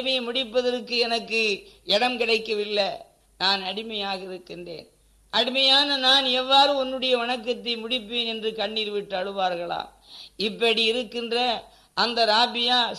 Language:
Tamil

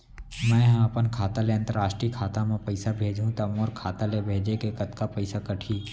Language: Chhattisgarhi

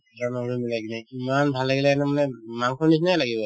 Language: Assamese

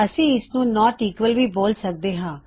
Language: Punjabi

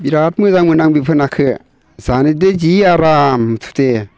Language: Bodo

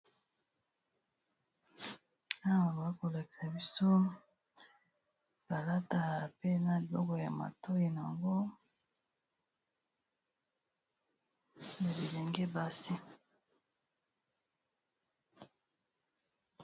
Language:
Lingala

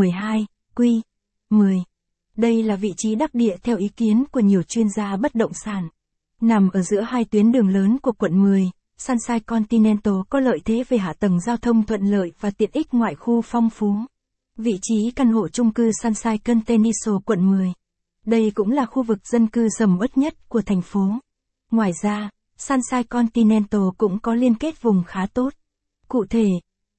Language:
Vietnamese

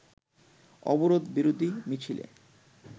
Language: Bangla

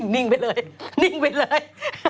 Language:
Thai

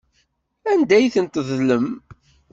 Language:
Kabyle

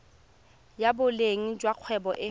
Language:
Tswana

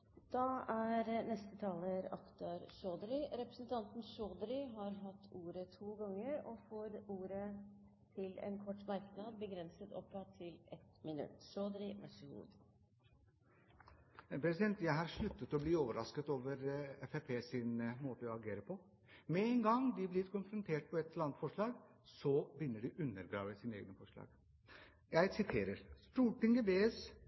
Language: Norwegian Bokmål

